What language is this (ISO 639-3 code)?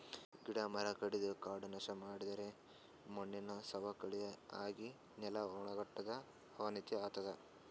kan